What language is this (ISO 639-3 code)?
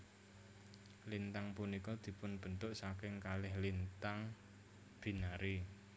jav